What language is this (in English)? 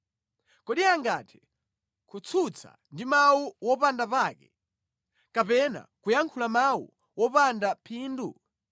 Nyanja